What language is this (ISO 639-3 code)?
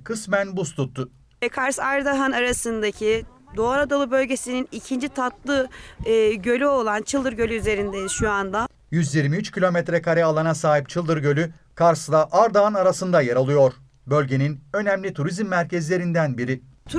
tur